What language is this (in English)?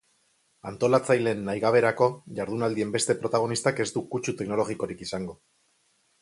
Basque